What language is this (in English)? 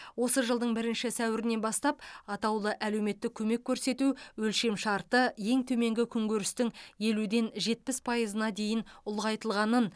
Kazakh